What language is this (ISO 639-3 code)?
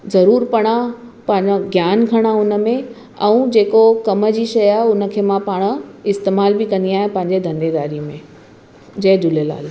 snd